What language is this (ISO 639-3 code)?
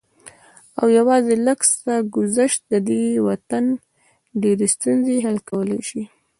pus